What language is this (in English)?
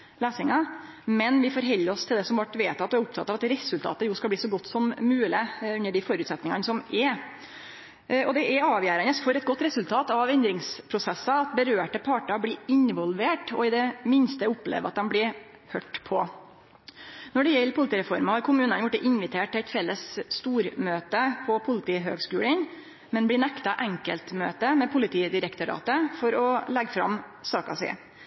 Norwegian Nynorsk